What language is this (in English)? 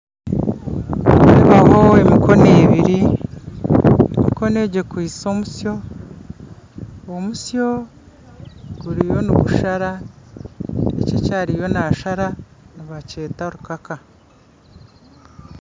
Nyankole